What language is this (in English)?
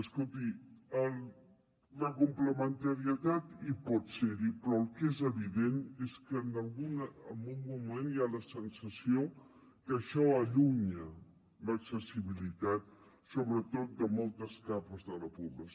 Catalan